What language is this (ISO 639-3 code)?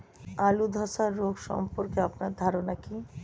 ben